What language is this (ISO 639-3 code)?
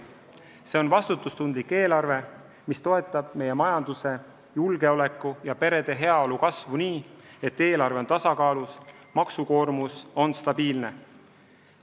est